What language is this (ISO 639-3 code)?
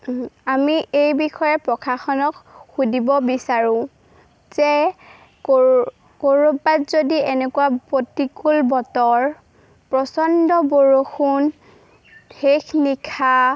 asm